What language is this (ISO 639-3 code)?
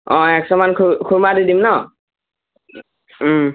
asm